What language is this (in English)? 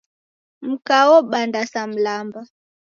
Taita